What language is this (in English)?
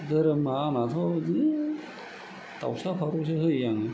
Bodo